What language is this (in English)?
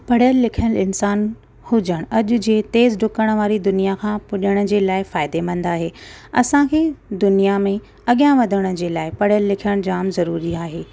Sindhi